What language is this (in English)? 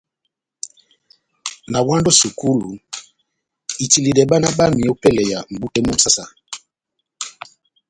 Batanga